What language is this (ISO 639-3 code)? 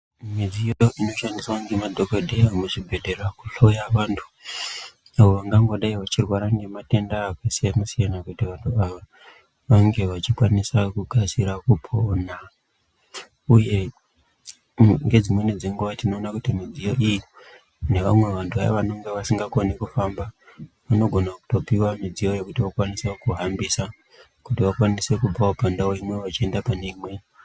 ndc